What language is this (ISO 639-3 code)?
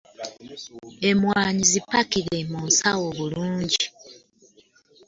lug